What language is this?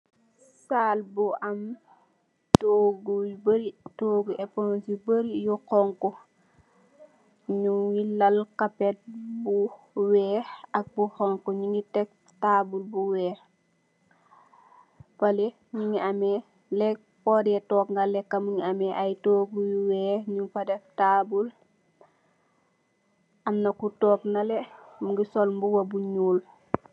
Wolof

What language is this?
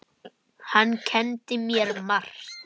Icelandic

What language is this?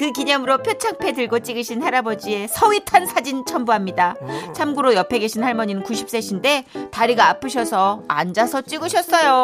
Korean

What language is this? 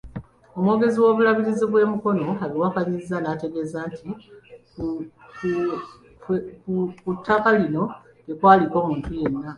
Ganda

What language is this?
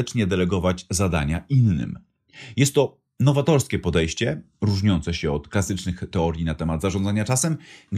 Polish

